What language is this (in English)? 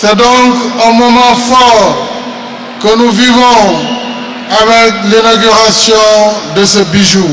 French